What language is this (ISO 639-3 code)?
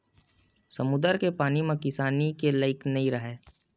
hne